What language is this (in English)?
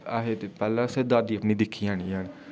Dogri